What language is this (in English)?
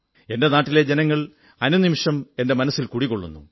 Malayalam